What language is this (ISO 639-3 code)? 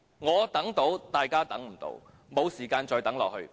yue